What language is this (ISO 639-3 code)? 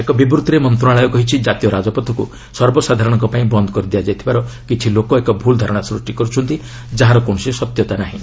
ori